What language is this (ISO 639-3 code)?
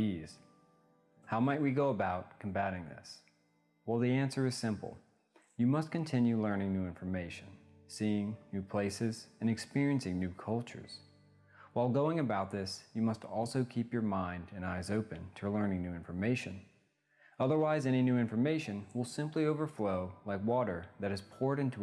eng